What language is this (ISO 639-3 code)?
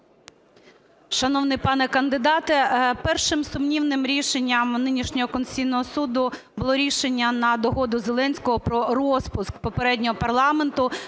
ukr